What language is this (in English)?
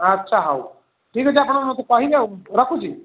Odia